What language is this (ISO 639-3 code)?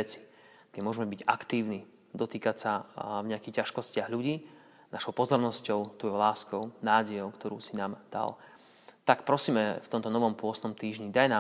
slk